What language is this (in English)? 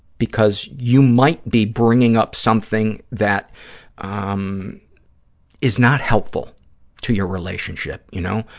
English